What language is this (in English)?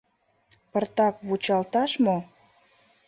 Mari